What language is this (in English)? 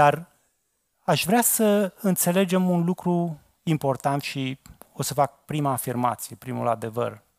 Romanian